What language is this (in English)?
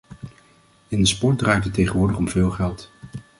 Dutch